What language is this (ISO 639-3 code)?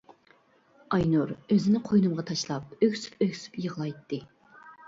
uig